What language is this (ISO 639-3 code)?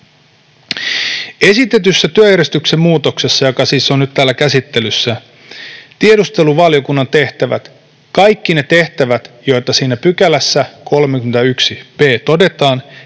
fin